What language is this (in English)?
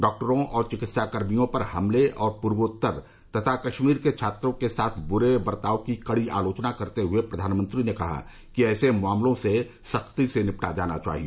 Hindi